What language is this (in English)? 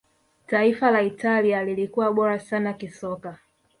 Swahili